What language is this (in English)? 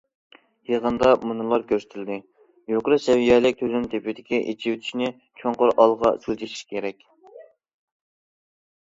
Uyghur